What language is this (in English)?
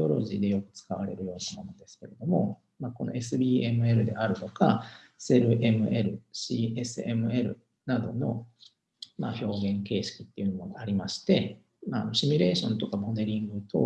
Japanese